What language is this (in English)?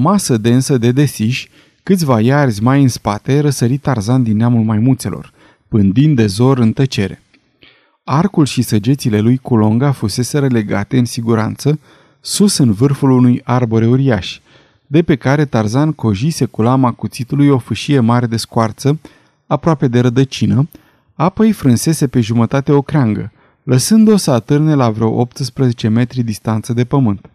Romanian